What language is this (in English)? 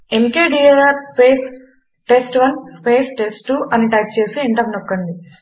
Telugu